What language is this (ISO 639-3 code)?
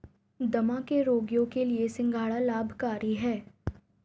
hin